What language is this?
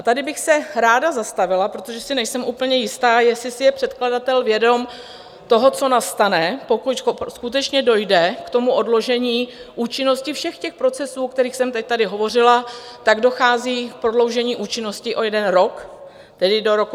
Czech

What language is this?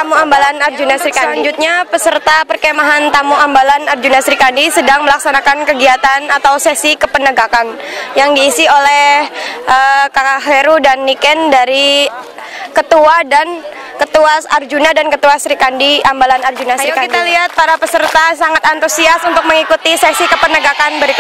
Indonesian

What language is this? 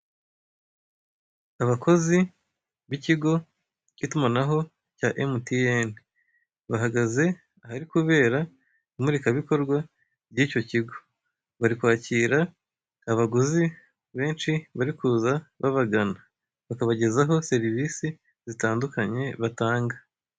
Kinyarwanda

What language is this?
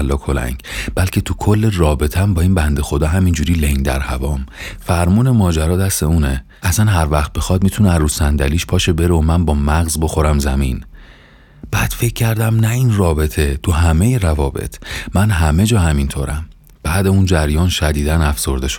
Persian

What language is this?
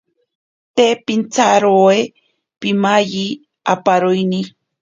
Ashéninka Perené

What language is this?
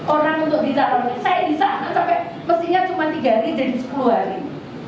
Indonesian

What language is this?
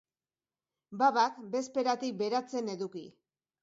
Basque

